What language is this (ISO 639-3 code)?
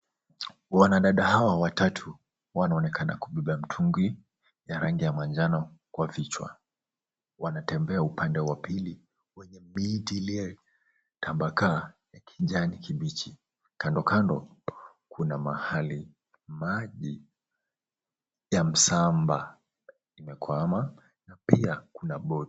swa